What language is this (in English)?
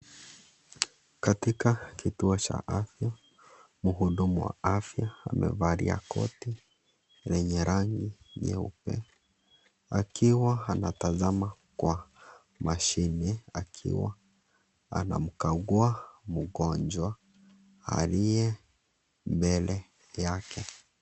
Swahili